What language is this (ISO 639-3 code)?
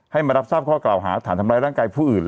tha